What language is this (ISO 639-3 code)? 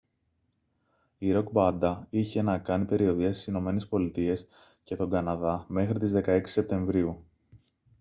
ell